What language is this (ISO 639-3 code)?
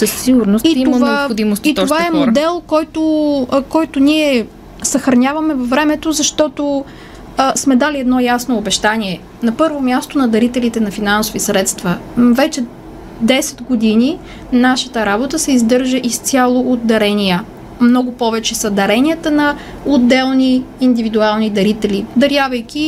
bul